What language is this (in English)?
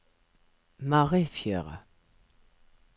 Norwegian